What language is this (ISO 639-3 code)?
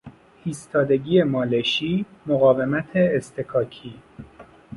fas